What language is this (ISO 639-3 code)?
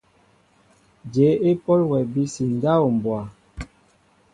mbo